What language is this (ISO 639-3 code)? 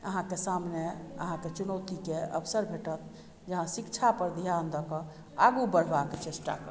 mai